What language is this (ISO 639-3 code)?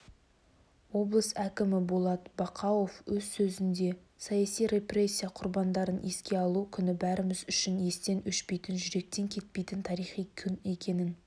kaz